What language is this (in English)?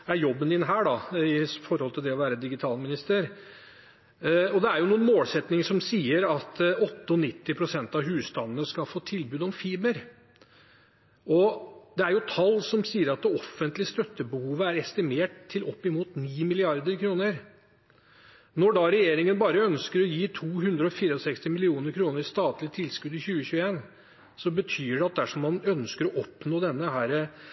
Norwegian Bokmål